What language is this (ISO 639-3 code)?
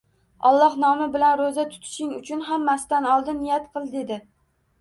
uzb